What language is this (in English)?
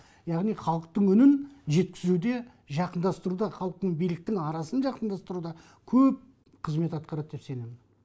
Kazakh